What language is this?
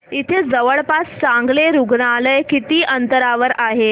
Marathi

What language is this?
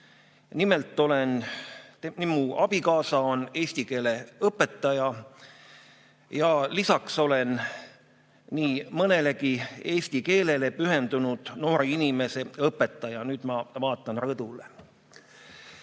Estonian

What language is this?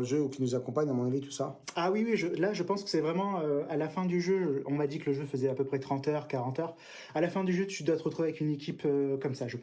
French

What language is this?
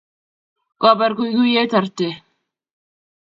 Kalenjin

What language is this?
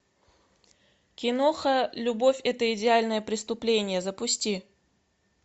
Russian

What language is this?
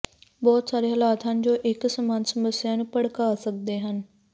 Punjabi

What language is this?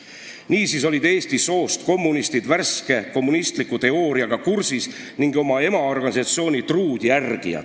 Estonian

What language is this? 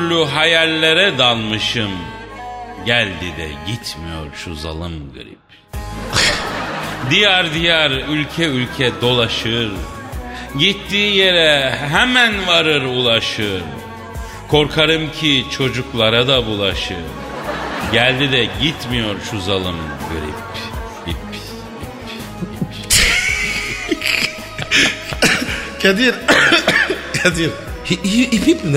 Turkish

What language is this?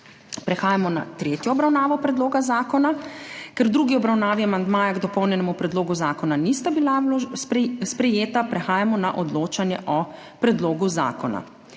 Slovenian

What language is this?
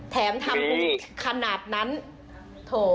Thai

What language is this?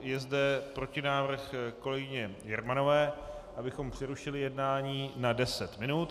Czech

